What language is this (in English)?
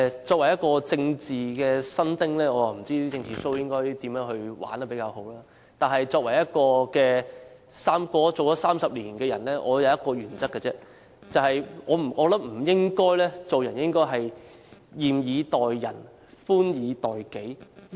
Cantonese